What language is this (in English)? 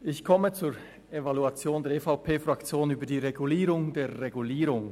Swiss German